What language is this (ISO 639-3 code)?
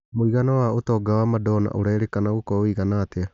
kik